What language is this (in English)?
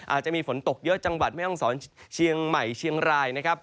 Thai